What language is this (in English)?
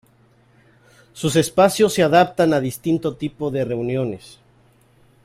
Spanish